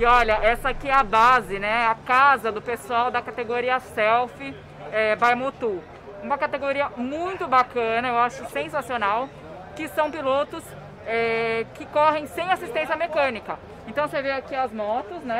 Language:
Portuguese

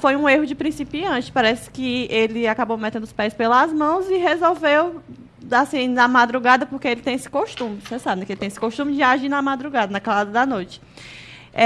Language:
Portuguese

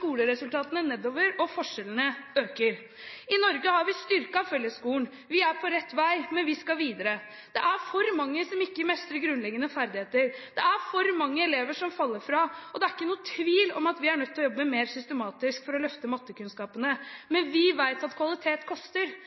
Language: Norwegian Bokmål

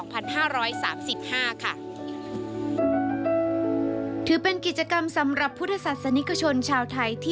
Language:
Thai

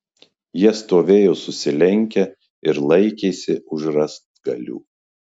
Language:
Lithuanian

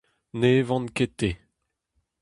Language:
Breton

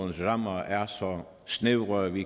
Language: Danish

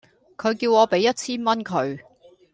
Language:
Cantonese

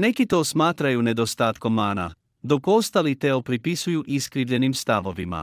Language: Croatian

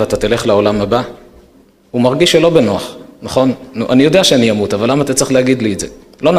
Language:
Hebrew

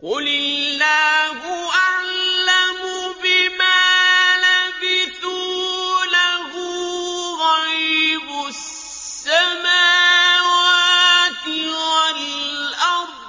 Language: Arabic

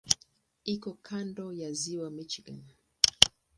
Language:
Swahili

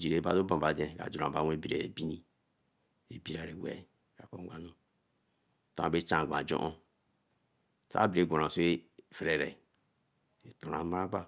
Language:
Eleme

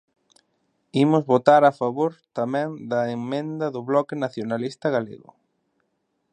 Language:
Galician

